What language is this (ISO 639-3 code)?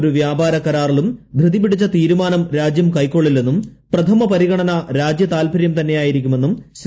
mal